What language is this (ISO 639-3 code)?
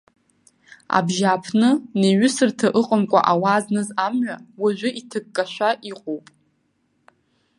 abk